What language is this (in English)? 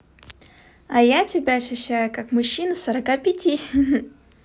Russian